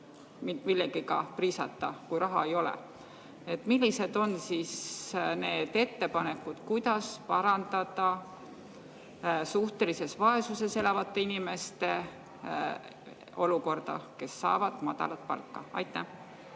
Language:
Estonian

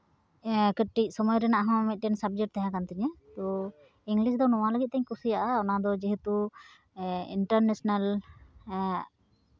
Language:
Santali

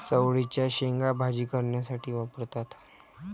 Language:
Marathi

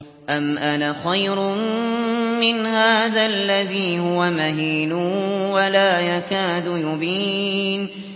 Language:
Arabic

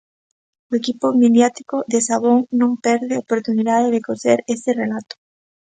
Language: Galician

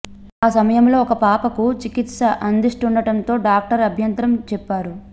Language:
Telugu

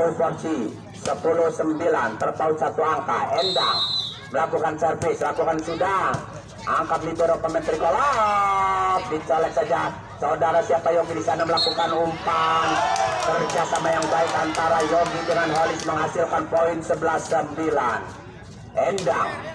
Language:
Indonesian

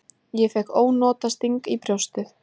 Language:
Icelandic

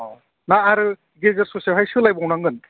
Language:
Bodo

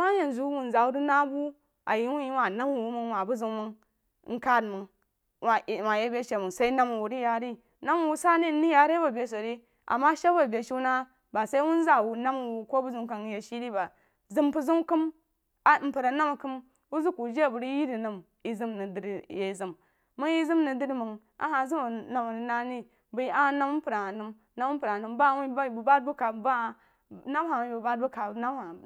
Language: Jiba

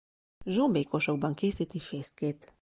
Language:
Hungarian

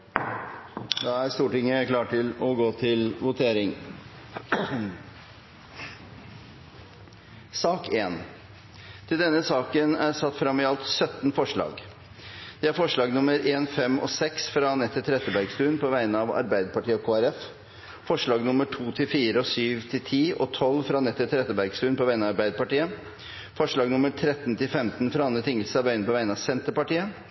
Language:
Norwegian Bokmål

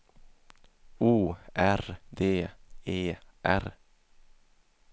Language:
Swedish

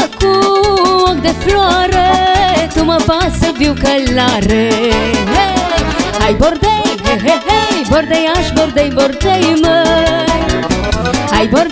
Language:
Romanian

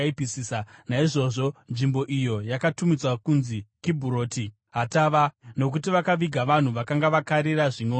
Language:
Shona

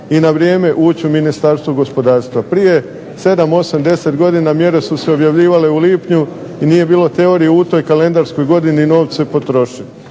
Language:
Croatian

